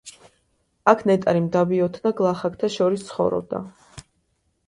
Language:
Georgian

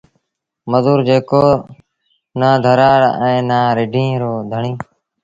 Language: Sindhi Bhil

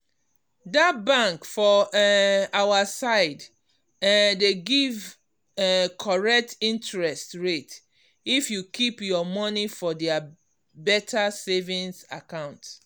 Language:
Nigerian Pidgin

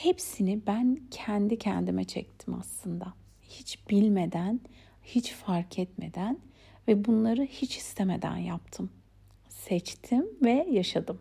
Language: Turkish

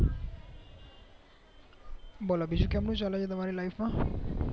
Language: Gujarati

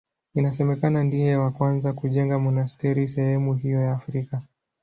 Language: Swahili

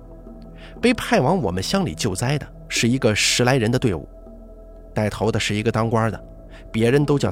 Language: Chinese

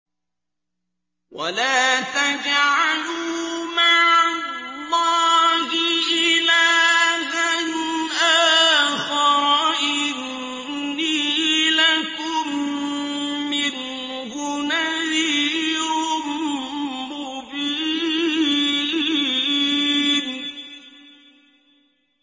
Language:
Arabic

